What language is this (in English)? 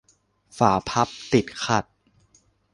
Thai